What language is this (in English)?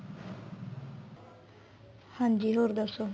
Punjabi